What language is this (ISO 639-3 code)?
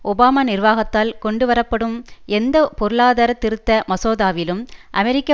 tam